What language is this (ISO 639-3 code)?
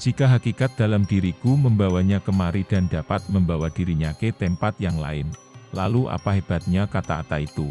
ind